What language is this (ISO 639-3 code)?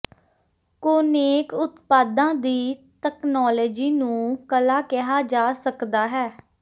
pan